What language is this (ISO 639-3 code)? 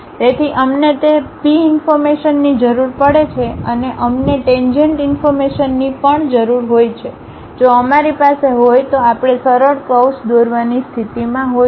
guj